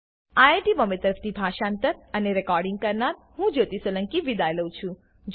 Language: Gujarati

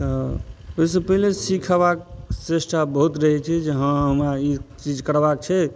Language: Maithili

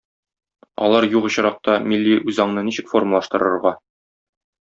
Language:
Tatar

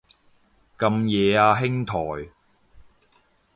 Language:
Cantonese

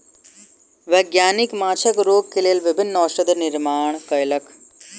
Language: Maithili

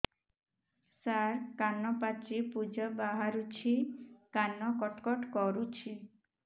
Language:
Odia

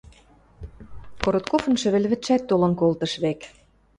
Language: Western Mari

